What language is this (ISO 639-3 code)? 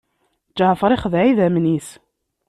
kab